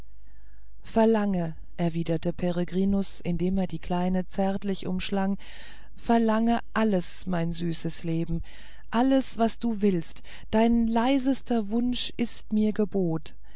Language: German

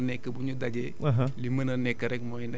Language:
Wolof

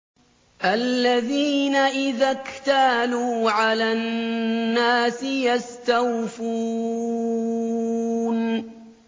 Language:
Arabic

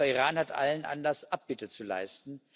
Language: German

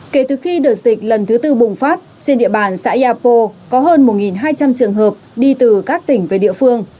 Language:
Vietnamese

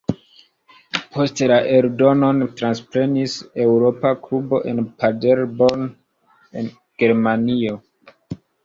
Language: Esperanto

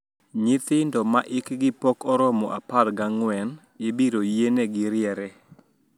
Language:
Luo (Kenya and Tanzania)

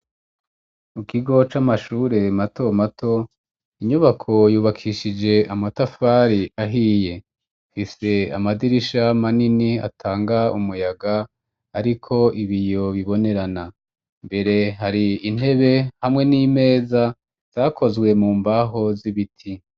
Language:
Rundi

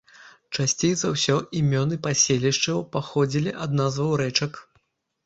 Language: Belarusian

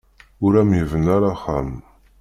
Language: Kabyle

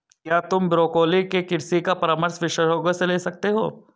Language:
Hindi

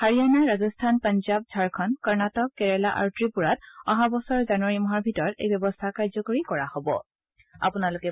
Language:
Assamese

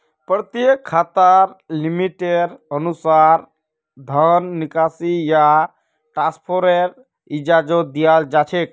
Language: Magahi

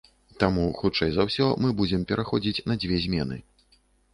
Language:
Belarusian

